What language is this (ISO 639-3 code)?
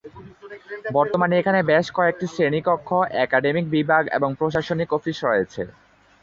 ben